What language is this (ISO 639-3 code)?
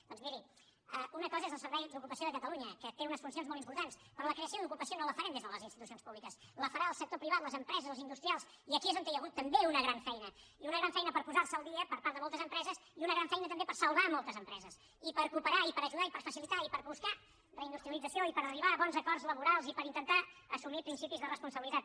cat